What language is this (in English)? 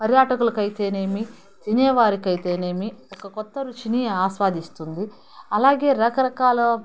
Telugu